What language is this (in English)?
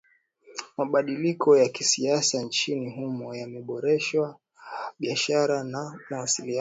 Swahili